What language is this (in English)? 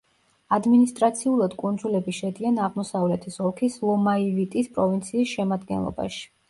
Georgian